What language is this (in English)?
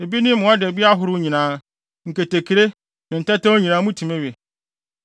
Akan